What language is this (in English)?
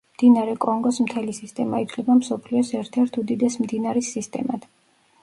Georgian